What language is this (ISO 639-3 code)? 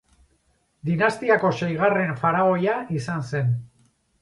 eus